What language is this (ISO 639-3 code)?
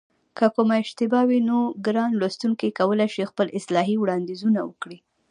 pus